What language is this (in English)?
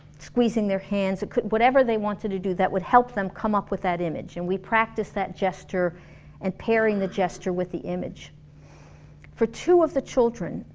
English